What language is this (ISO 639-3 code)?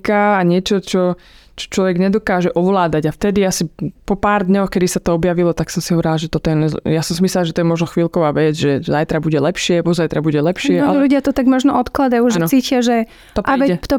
slk